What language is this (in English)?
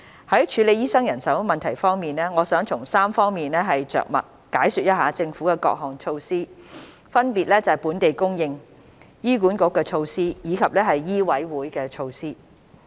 Cantonese